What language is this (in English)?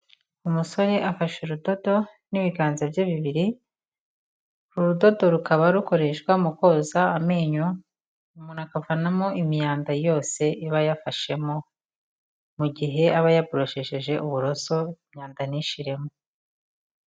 Kinyarwanda